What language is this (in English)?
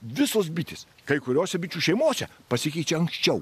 Lithuanian